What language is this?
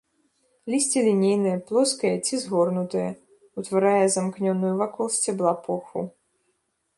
Belarusian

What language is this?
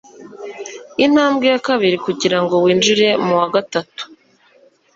Kinyarwanda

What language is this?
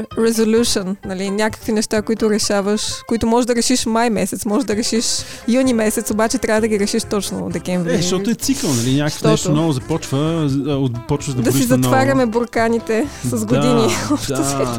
Bulgarian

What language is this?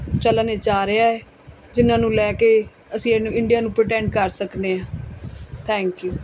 Punjabi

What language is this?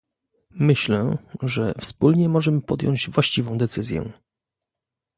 Polish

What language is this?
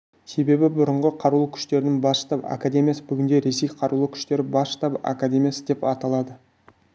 Kazakh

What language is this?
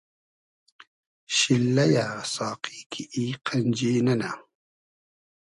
Hazaragi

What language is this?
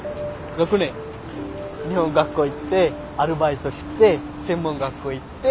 Japanese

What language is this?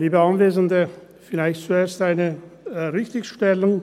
Swiss German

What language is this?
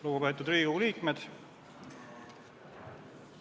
Estonian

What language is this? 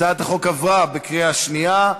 Hebrew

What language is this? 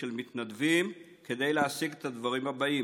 Hebrew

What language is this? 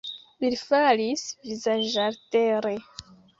Esperanto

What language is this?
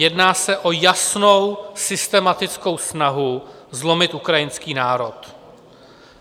Czech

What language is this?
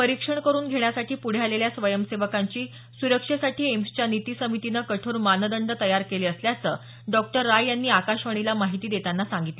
Marathi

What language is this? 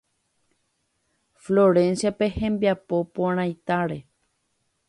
Guarani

